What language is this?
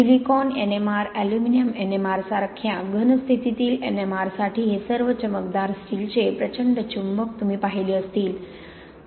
Marathi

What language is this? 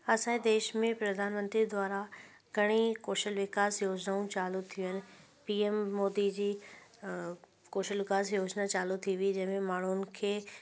Sindhi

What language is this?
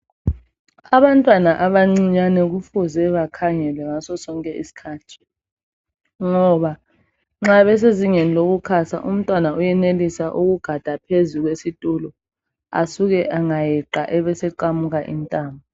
North Ndebele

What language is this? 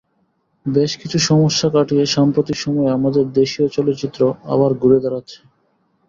Bangla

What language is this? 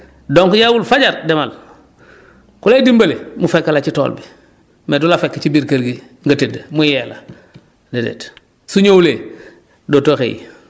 Wolof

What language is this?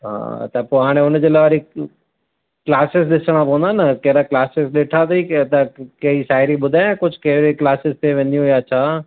Sindhi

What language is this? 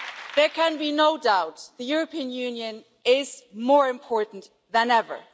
English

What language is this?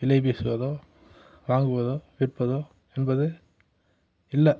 Tamil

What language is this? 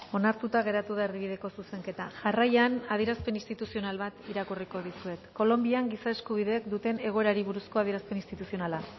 Basque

